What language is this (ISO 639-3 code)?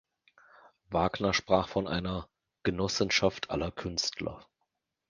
deu